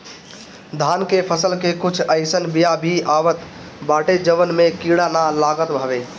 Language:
Bhojpuri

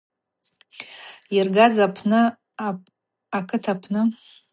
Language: Abaza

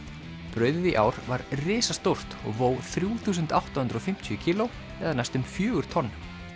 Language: Icelandic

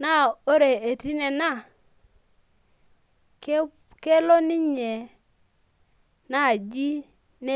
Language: Masai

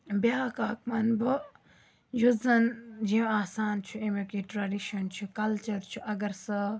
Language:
Kashmiri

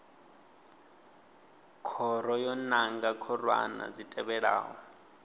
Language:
Venda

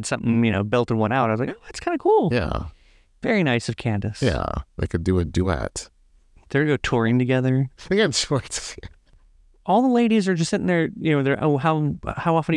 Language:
English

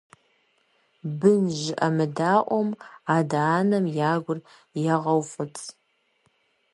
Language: Kabardian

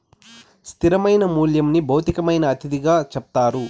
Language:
Telugu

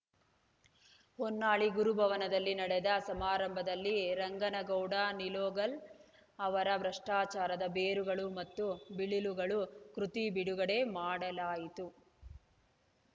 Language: Kannada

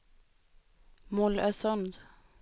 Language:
Swedish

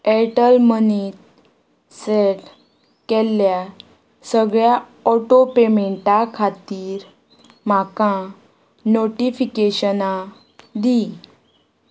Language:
Konkani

